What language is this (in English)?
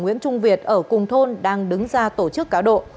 Vietnamese